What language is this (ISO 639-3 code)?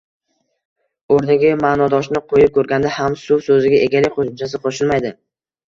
uzb